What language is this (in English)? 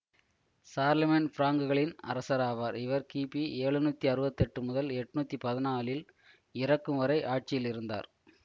Tamil